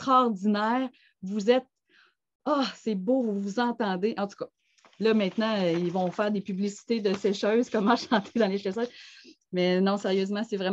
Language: French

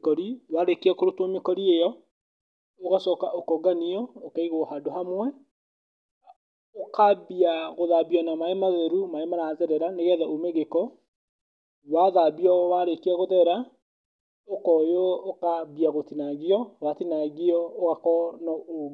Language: Kikuyu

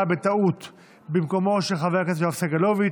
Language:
Hebrew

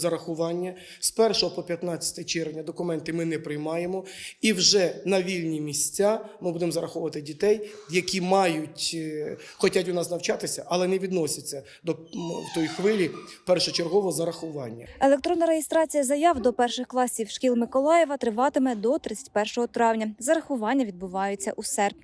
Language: Ukrainian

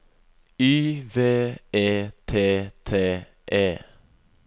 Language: Norwegian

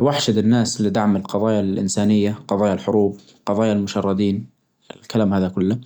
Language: Najdi Arabic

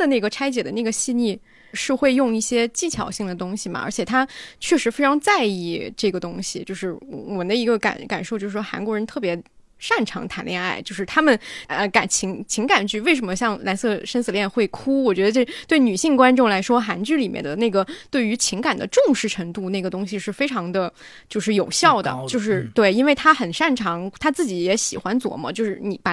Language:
Chinese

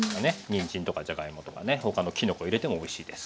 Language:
Japanese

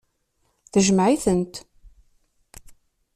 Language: Kabyle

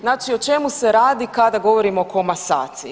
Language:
Croatian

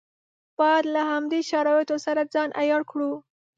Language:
Pashto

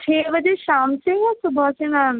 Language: Urdu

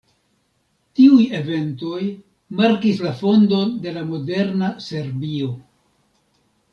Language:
Esperanto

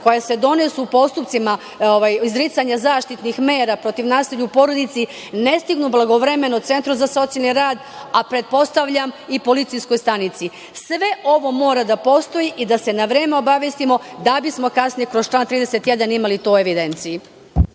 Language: Serbian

